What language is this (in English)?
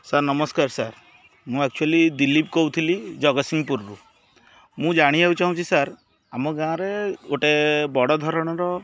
Odia